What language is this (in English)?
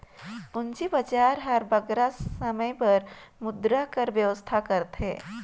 Chhattisgarhi